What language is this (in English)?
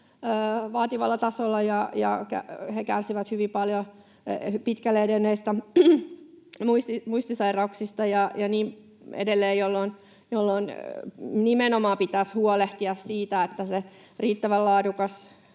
Finnish